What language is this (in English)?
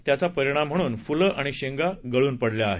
Marathi